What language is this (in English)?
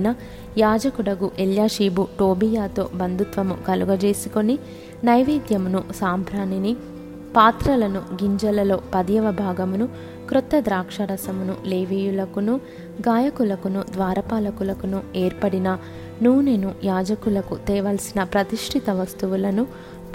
Telugu